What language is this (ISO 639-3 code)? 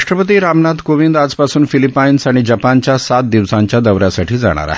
mar